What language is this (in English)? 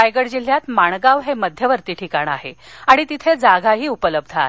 Marathi